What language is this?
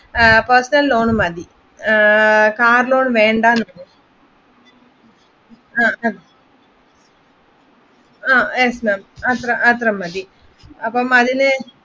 Malayalam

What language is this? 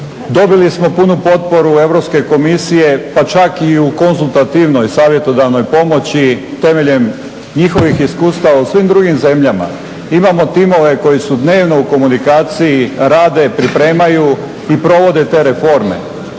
Croatian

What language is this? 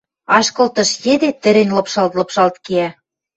Western Mari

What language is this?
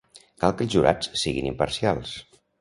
Catalan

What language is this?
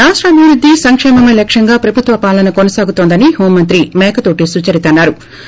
Telugu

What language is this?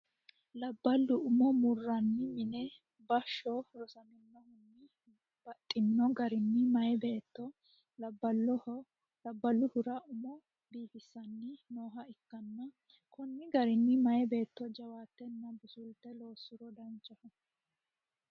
Sidamo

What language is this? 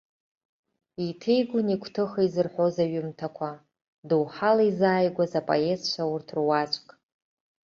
Abkhazian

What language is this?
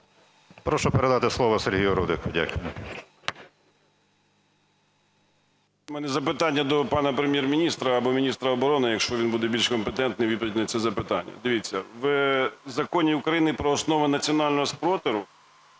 Ukrainian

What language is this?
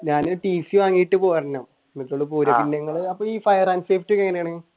Malayalam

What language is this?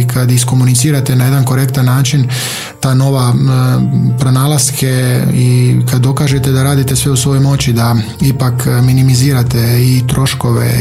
Croatian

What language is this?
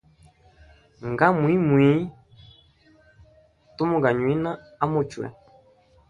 Hemba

